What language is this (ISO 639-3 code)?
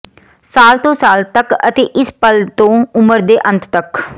pan